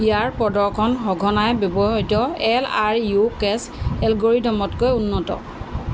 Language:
Assamese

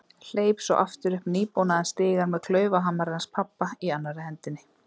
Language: Icelandic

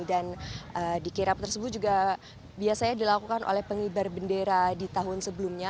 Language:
Indonesian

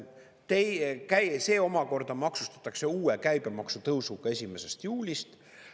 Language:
Estonian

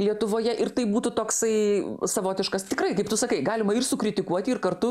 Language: Lithuanian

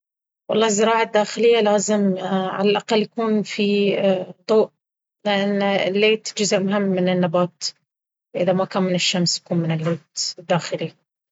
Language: Baharna Arabic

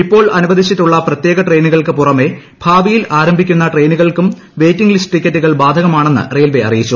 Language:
Malayalam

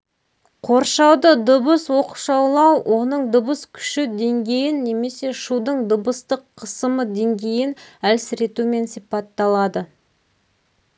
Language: Kazakh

